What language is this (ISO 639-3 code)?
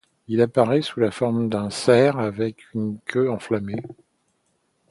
fra